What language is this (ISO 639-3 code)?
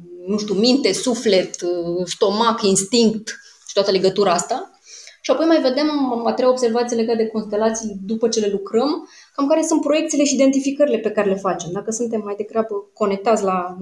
ron